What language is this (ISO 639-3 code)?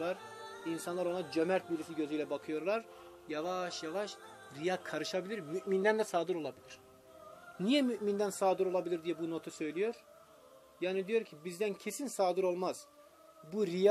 tur